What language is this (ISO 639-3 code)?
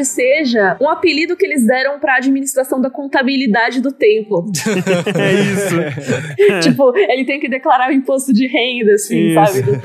por